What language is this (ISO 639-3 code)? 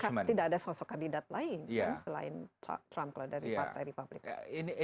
ind